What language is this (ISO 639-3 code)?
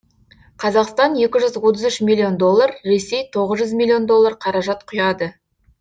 kaz